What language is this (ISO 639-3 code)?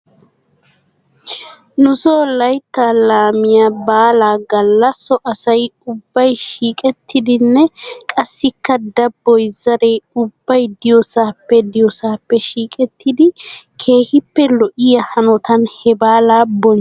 wal